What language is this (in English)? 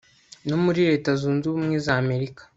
Kinyarwanda